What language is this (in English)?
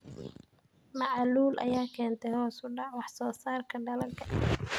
Somali